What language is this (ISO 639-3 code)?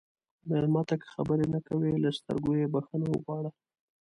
pus